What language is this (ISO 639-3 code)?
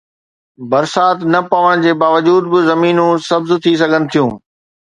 snd